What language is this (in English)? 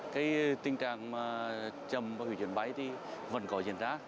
Vietnamese